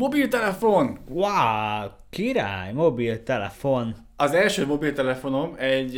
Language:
Hungarian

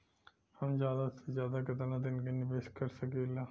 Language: Bhojpuri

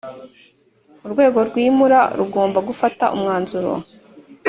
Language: Kinyarwanda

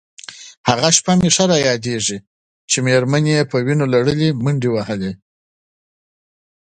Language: Pashto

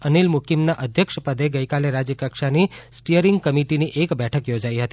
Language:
Gujarati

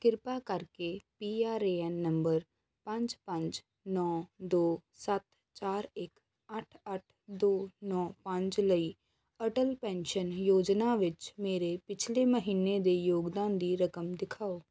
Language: Punjabi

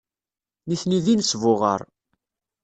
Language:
Kabyle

